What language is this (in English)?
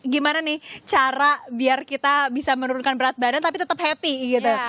Indonesian